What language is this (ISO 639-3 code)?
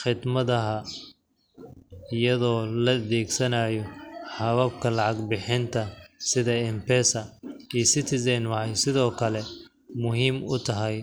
som